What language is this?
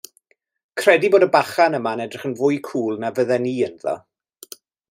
Welsh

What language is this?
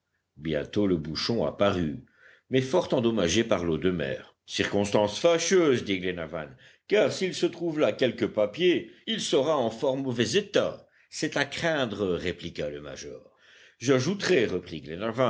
French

